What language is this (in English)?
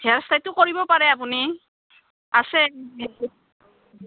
Assamese